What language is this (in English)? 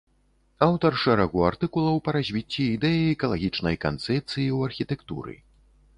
Belarusian